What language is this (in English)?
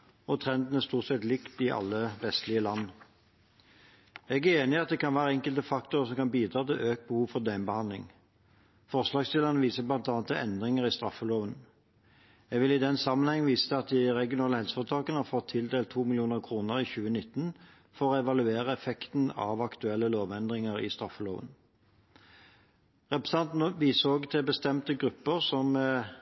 Norwegian Bokmål